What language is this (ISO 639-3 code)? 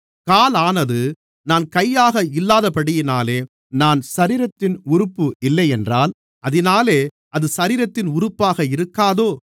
tam